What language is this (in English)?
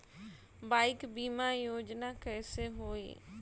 Bhojpuri